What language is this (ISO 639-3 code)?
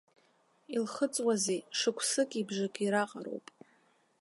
abk